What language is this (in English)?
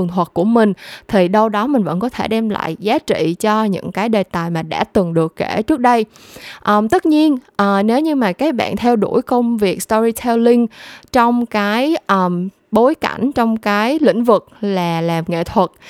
Vietnamese